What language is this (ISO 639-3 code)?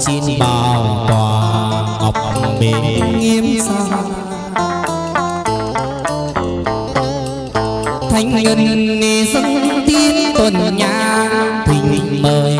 vie